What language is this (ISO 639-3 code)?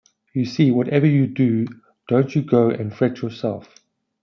eng